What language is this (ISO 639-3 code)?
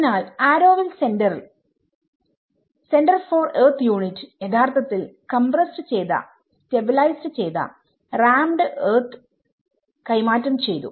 mal